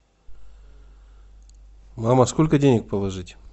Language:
Russian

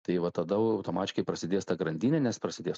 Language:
Lithuanian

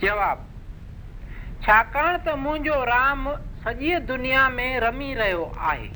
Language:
Hindi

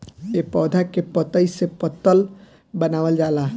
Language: Bhojpuri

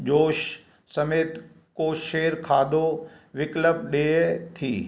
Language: Sindhi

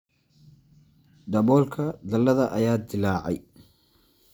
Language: Somali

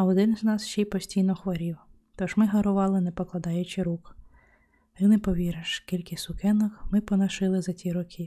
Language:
Ukrainian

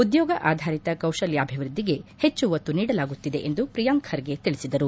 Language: Kannada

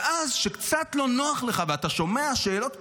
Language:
Hebrew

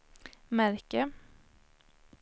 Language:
Swedish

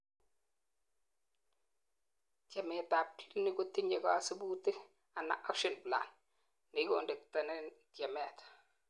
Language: Kalenjin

